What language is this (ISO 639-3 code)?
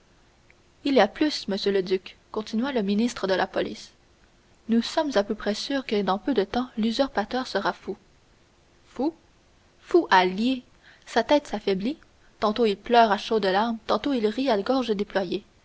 fra